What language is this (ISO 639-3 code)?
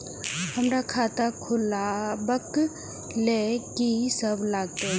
mai